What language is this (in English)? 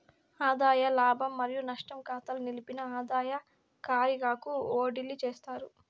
Telugu